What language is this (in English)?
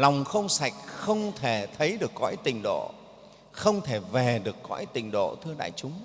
Vietnamese